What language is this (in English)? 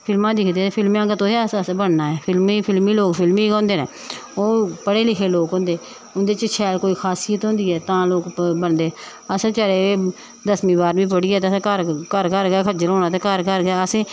Dogri